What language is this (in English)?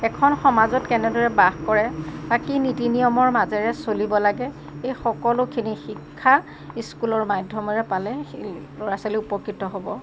Assamese